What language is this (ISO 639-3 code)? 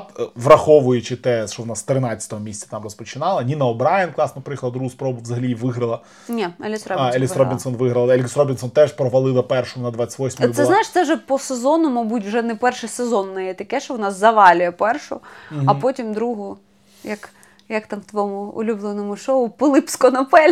ukr